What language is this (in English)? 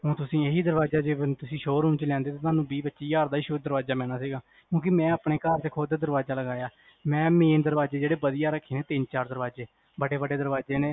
Punjabi